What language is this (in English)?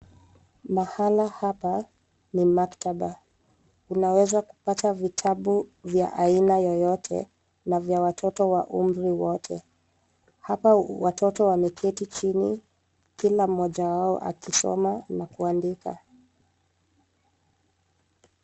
Swahili